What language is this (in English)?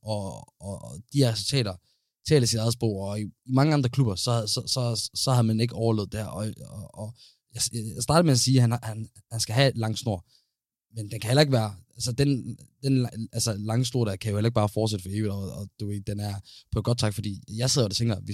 Danish